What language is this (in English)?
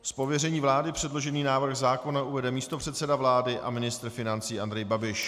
Czech